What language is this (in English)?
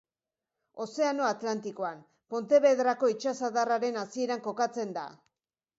Basque